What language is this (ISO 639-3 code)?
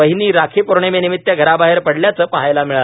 mar